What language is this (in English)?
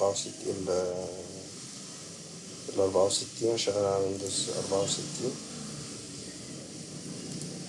Arabic